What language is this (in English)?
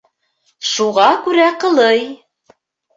Bashkir